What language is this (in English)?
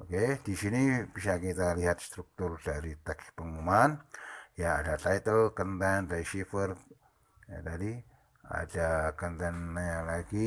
Indonesian